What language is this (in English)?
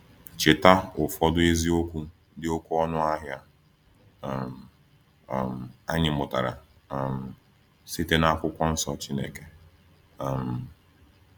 Igbo